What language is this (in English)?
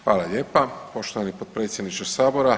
Croatian